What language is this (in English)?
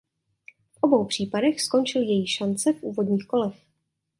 Czech